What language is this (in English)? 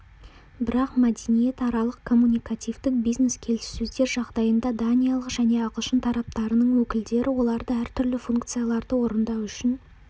Kazakh